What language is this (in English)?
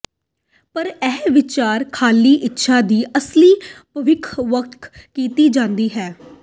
Punjabi